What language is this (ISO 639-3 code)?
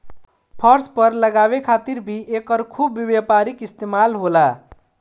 bho